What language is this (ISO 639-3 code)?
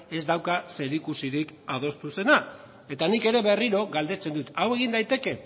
eus